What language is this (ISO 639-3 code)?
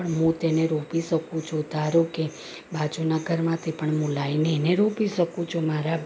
guj